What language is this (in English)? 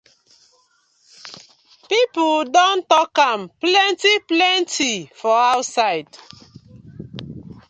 Nigerian Pidgin